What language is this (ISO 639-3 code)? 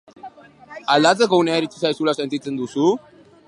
eus